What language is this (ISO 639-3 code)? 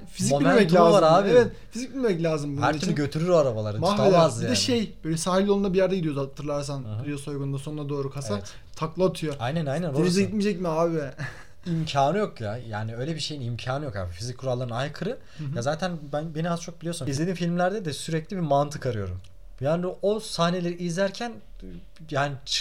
tur